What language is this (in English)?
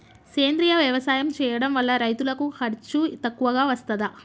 Telugu